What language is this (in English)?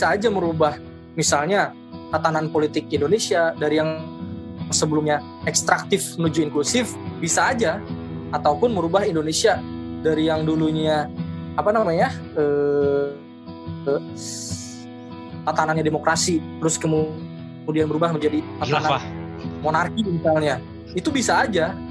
Indonesian